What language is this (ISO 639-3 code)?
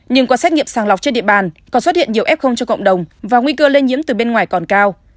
vie